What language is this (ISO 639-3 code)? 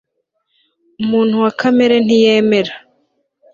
kin